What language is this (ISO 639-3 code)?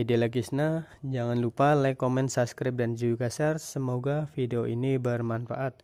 ind